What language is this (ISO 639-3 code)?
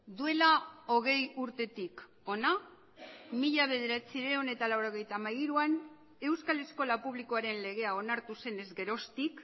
eus